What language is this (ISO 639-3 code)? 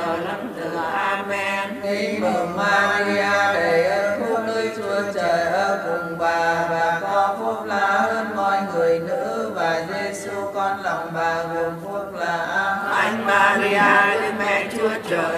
vie